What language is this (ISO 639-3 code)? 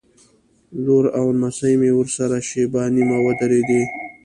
pus